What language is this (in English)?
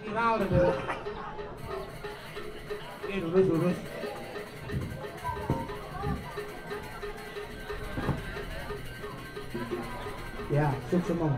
Thai